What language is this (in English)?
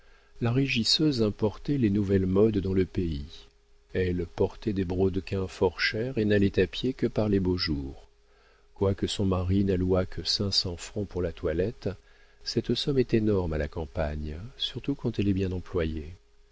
French